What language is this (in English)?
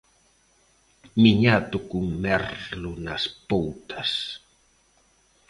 Galician